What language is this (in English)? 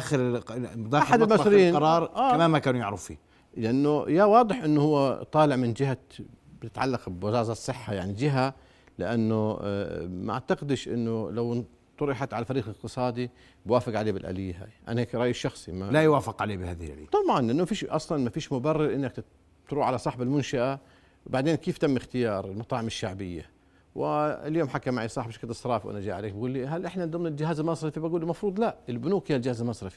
Arabic